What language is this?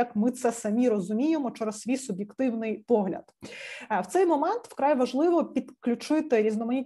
Ukrainian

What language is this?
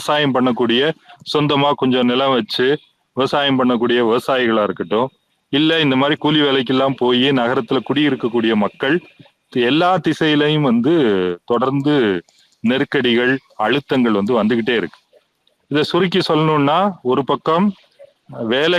Tamil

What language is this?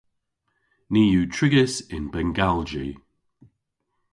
Cornish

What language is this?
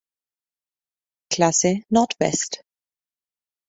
German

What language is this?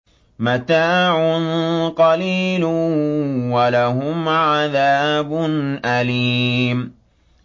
Arabic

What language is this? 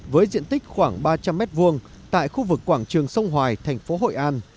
Vietnamese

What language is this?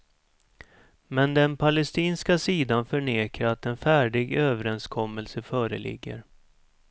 Swedish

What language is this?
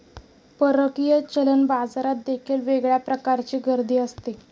Marathi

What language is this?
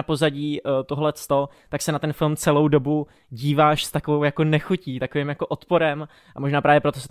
Czech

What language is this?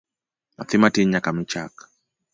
Luo (Kenya and Tanzania)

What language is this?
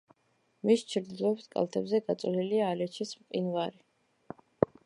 Georgian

